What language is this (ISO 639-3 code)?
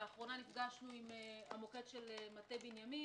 heb